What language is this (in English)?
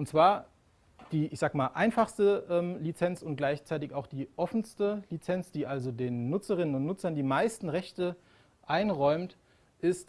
German